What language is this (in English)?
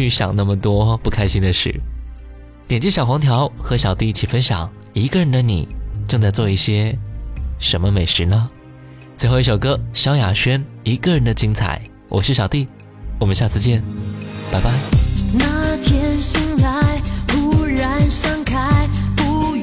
Chinese